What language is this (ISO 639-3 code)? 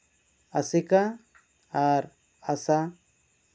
sat